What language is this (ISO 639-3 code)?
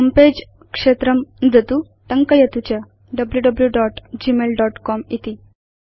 san